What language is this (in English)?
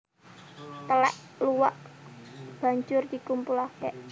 Javanese